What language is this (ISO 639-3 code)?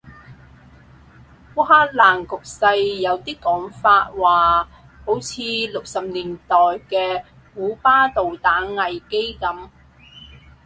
yue